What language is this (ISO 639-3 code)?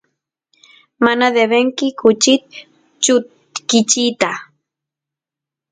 qus